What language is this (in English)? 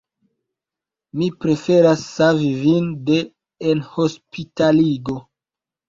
Esperanto